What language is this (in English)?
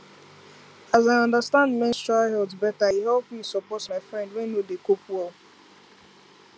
Nigerian Pidgin